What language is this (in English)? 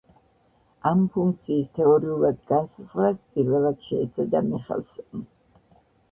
Georgian